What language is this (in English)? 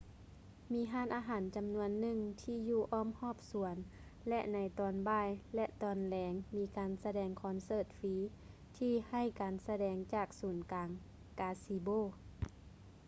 Lao